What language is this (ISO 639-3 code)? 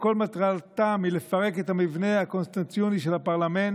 heb